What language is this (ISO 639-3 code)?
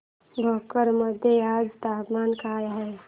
mar